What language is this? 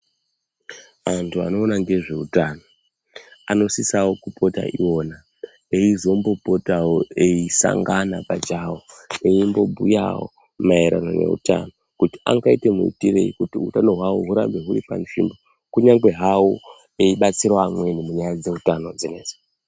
Ndau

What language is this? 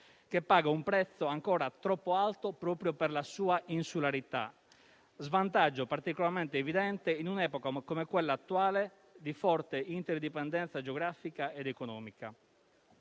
Italian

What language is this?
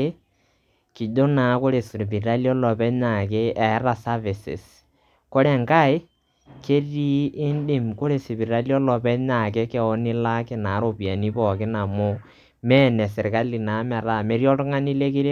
Masai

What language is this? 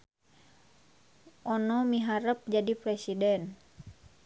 Sundanese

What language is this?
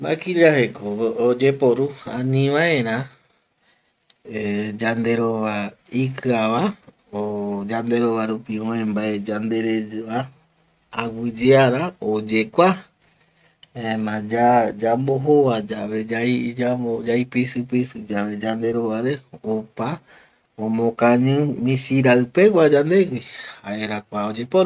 Eastern Bolivian Guaraní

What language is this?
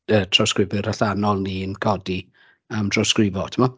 Welsh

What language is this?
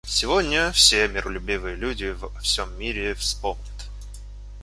Russian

